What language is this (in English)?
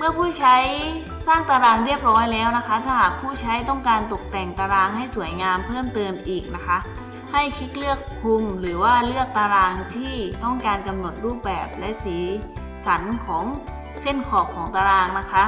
Thai